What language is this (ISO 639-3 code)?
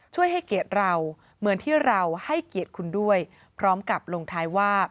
tha